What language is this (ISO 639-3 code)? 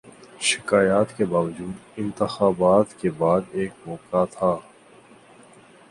urd